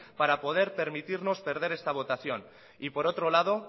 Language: Spanish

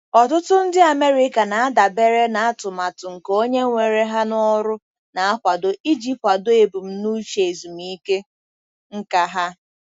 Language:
Igbo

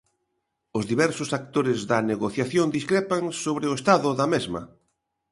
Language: Galician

